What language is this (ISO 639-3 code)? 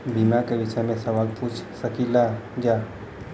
bho